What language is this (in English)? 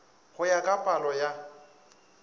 Northern Sotho